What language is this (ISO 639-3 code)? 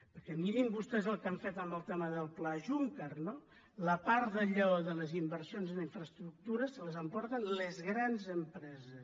cat